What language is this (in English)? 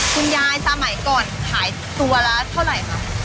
Thai